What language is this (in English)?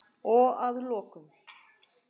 Icelandic